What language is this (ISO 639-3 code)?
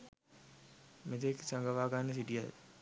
sin